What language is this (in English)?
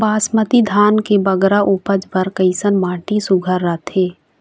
Chhattisgarhi